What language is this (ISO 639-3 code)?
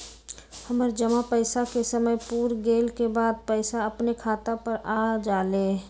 mag